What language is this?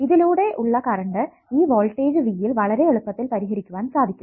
Malayalam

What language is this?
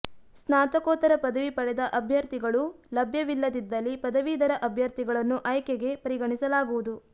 Kannada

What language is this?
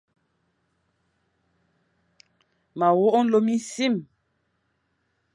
Fang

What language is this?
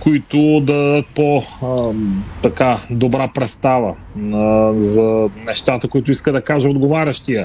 Bulgarian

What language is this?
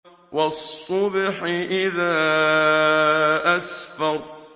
Arabic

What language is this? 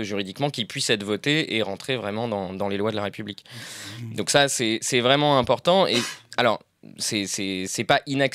French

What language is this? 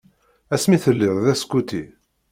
Kabyle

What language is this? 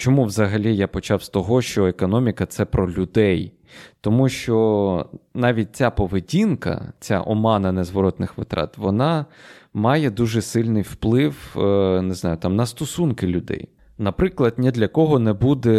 Ukrainian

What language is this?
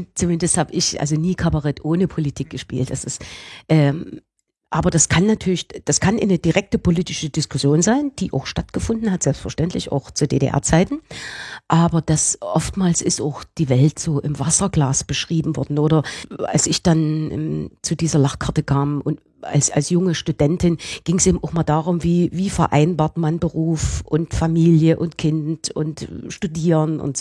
German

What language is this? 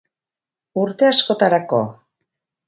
Basque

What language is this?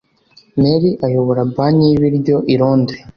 Kinyarwanda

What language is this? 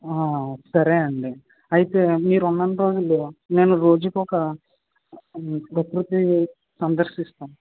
Telugu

